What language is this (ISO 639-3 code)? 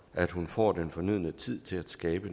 dan